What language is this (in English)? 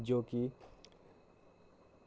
Dogri